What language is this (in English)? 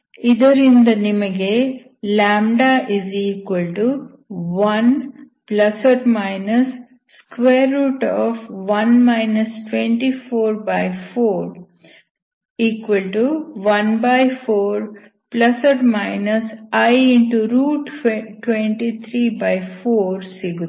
Kannada